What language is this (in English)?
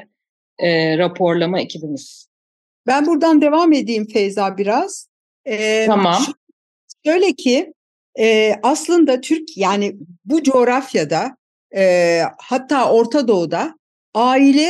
Turkish